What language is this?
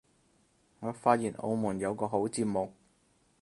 Cantonese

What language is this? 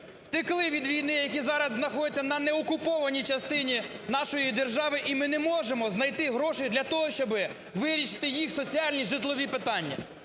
Ukrainian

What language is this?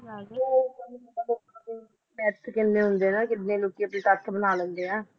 Punjabi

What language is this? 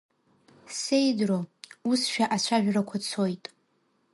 Abkhazian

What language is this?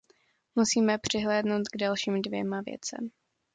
Czech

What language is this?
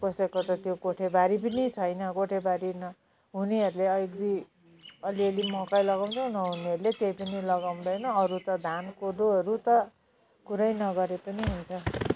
Nepali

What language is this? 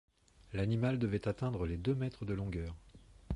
French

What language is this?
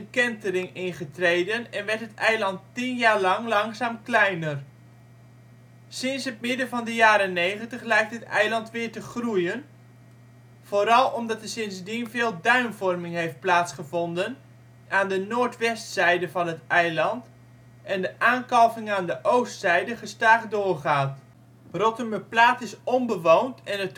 Dutch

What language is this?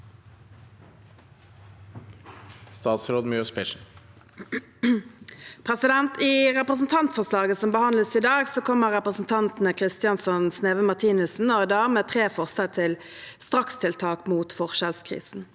Norwegian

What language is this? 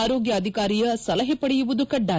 Kannada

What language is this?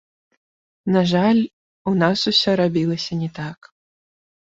Belarusian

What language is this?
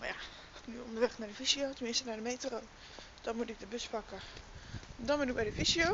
Dutch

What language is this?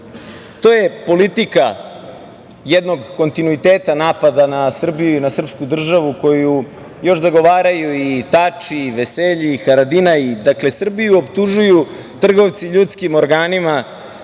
Serbian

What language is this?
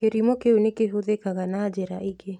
Kikuyu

